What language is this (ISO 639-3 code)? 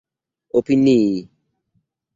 epo